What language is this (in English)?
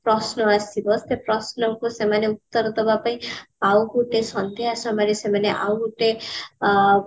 Odia